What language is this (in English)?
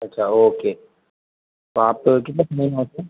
Gujarati